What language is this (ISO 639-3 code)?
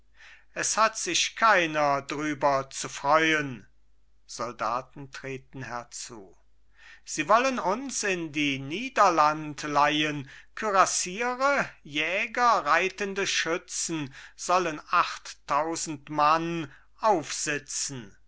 deu